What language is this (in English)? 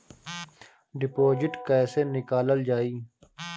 Bhojpuri